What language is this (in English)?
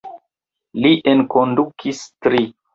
Esperanto